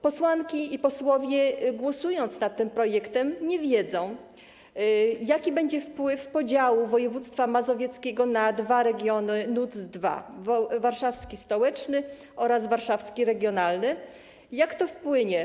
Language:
Polish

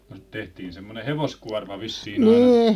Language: Finnish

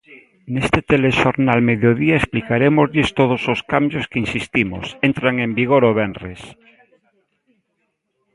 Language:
Galician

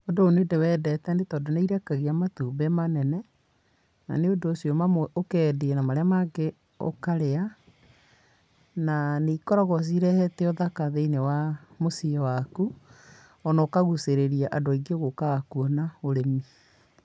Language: Kikuyu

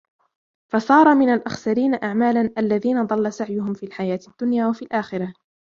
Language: Arabic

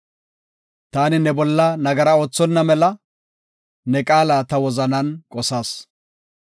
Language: Gofa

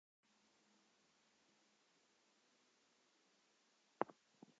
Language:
Welsh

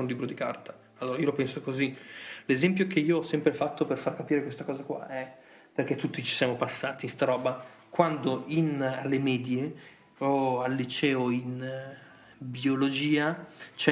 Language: Italian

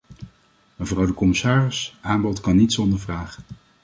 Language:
Dutch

